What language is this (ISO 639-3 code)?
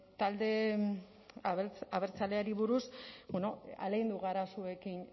eus